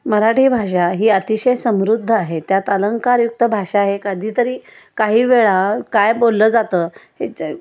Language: Marathi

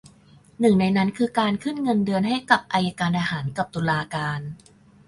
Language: Thai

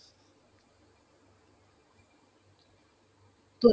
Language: Bangla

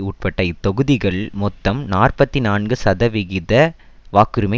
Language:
Tamil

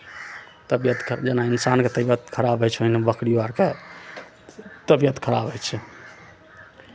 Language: Maithili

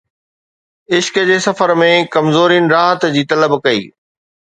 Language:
Sindhi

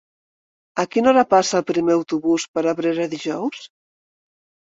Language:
Catalan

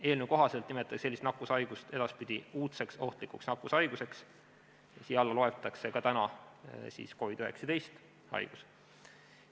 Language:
Estonian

